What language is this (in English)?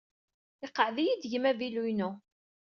Kabyle